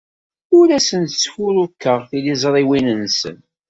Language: Kabyle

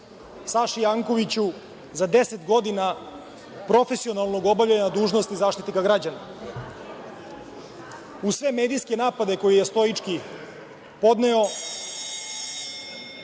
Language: Serbian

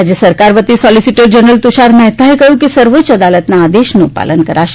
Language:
Gujarati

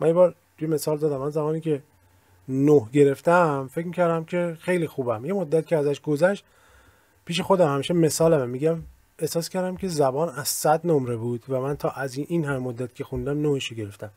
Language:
Persian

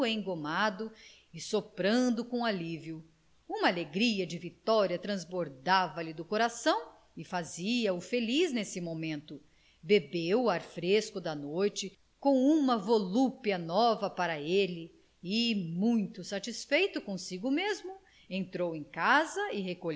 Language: Portuguese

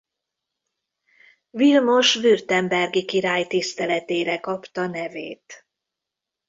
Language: Hungarian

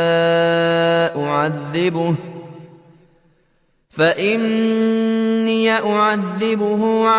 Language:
Arabic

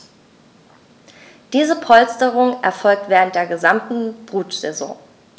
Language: German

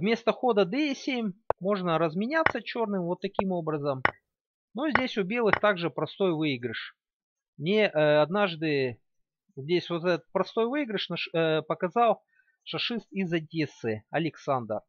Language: Russian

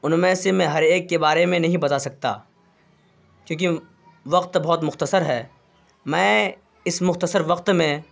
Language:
Urdu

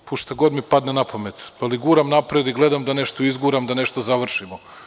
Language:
Serbian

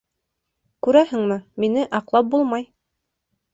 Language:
Bashkir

